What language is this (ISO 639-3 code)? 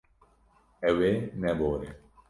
kur